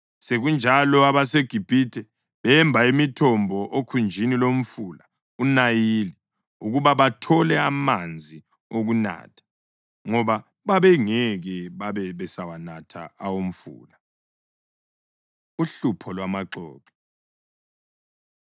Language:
North Ndebele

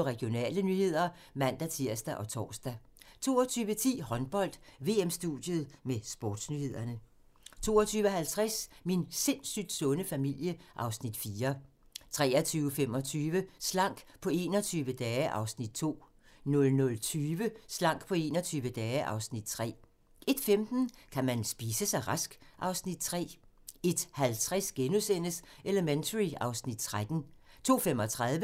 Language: Danish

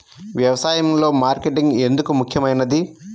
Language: Telugu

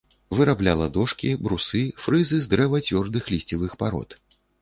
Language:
Belarusian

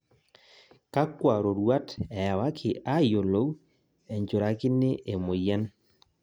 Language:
Masai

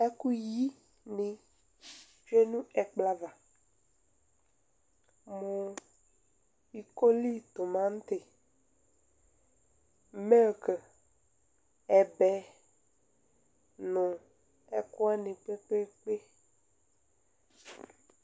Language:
Ikposo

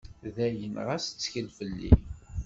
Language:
Kabyle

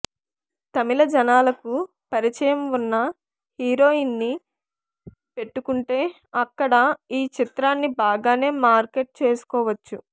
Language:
Telugu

